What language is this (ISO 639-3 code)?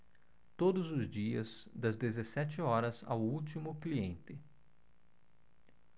por